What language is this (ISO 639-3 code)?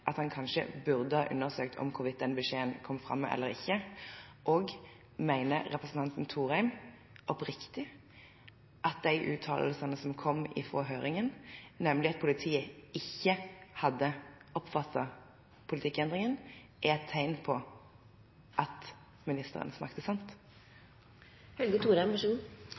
nob